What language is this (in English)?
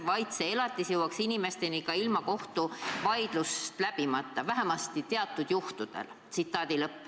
Estonian